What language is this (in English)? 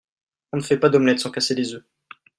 French